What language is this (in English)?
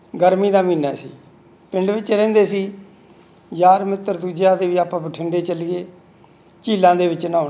Punjabi